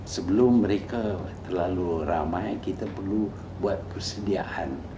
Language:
Indonesian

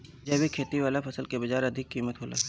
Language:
Bhojpuri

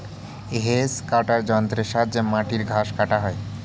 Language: Bangla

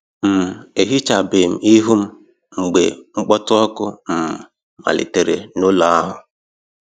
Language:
Igbo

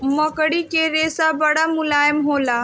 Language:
Bhojpuri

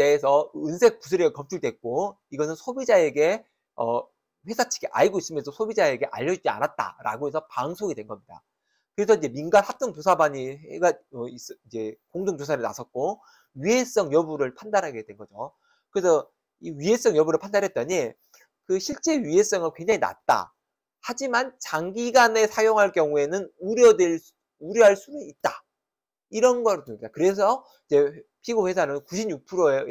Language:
Korean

